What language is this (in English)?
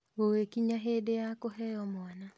Kikuyu